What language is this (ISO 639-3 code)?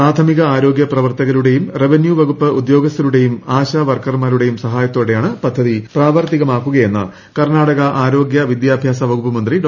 mal